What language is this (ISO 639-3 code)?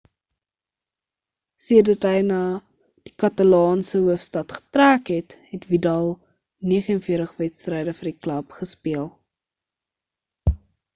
afr